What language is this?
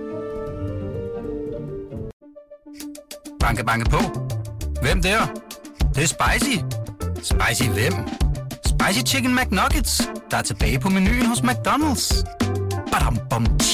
Danish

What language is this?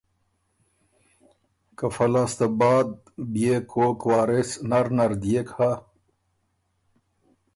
Ormuri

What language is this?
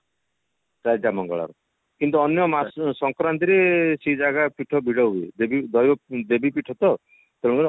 Odia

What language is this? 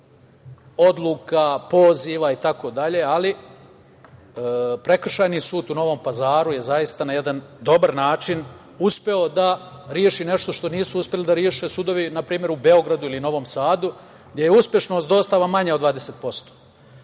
Serbian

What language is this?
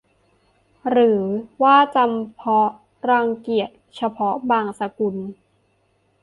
Thai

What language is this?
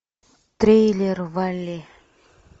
Russian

